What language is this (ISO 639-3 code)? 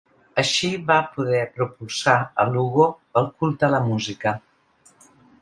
cat